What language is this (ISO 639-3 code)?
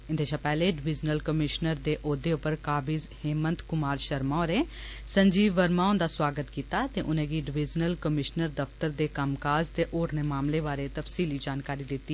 doi